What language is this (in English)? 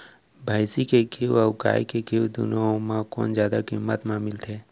Chhattisgarhi